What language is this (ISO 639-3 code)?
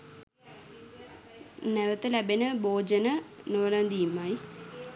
sin